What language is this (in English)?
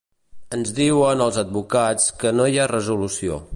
Catalan